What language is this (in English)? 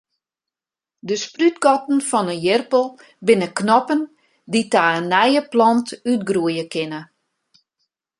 Western Frisian